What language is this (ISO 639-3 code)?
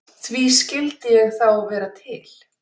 isl